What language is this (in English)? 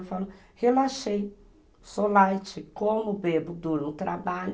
Portuguese